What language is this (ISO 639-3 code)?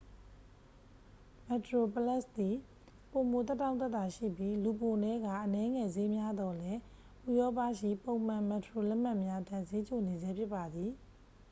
mya